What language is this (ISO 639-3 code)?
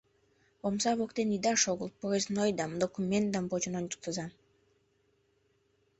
chm